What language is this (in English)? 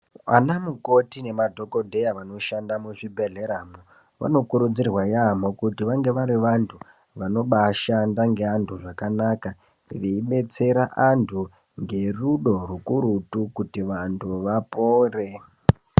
Ndau